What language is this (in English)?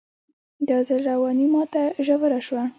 Pashto